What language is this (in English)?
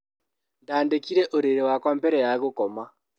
Kikuyu